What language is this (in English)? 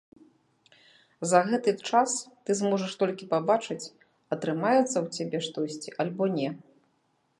Belarusian